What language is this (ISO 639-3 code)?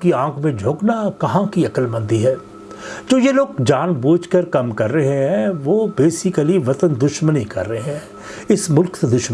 urd